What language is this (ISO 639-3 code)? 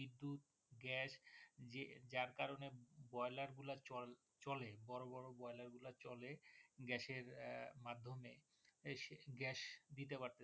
ben